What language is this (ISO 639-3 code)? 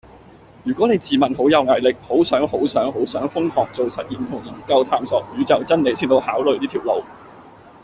yue